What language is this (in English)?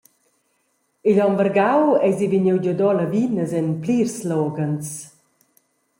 Romansh